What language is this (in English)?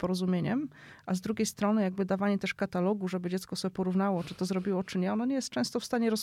Polish